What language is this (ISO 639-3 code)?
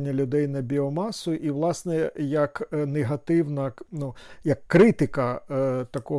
ukr